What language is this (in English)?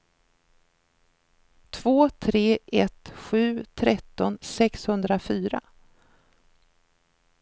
Swedish